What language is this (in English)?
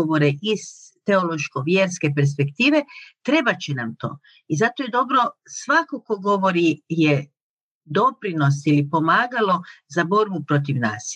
Croatian